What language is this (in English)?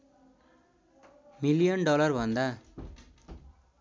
Nepali